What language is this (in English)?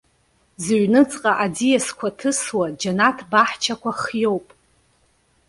Abkhazian